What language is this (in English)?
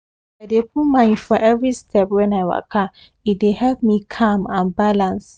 Nigerian Pidgin